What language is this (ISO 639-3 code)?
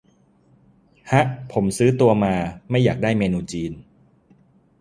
tha